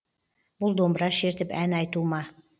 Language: Kazakh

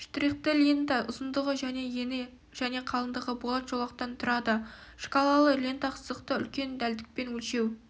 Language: Kazakh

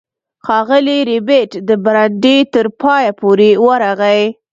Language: Pashto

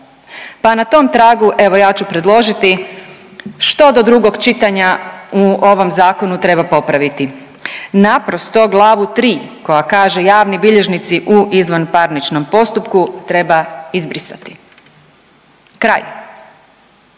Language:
Croatian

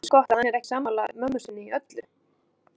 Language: Icelandic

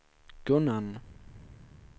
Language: Swedish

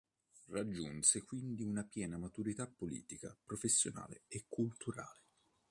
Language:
Italian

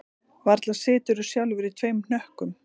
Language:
Icelandic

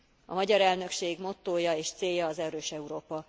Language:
Hungarian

